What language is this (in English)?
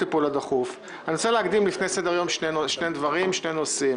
Hebrew